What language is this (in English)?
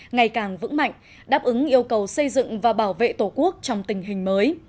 Vietnamese